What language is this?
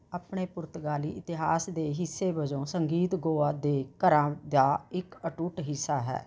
Punjabi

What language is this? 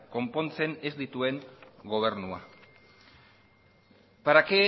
Basque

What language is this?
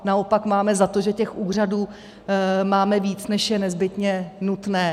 Czech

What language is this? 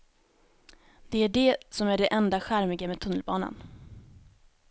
Swedish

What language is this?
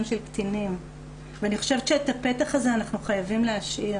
Hebrew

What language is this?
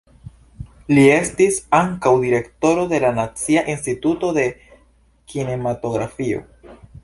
Esperanto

